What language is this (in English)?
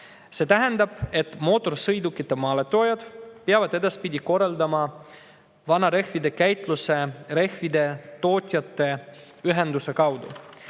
Estonian